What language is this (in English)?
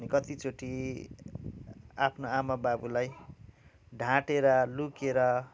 Nepali